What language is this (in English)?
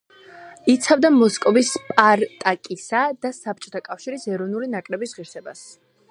Georgian